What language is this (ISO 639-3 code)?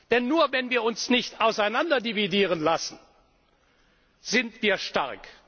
deu